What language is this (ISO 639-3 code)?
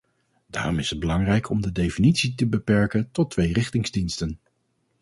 nld